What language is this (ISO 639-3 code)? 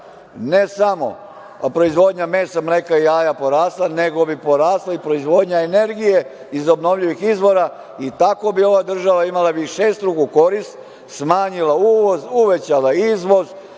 srp